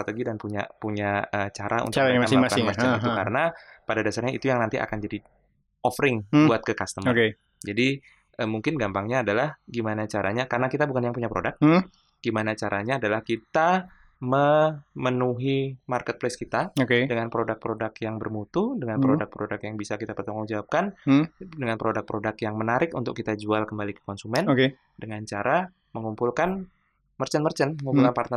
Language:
Indonesian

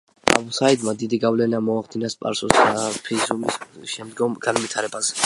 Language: Georgian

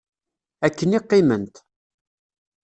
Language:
Kabyle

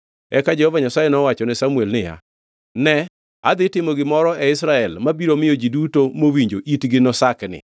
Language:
Luo (Kenya and Tanzania)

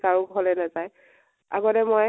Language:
Assamese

